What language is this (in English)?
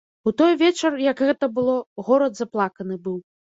Belarusian